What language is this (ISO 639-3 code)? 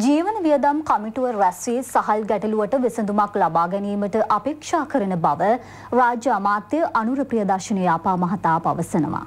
hin